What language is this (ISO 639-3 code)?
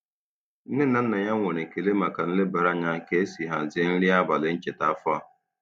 ibo